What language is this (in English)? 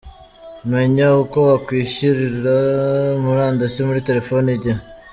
Kinyarwanda